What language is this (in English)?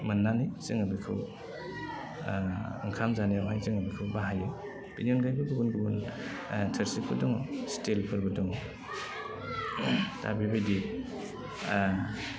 Bodo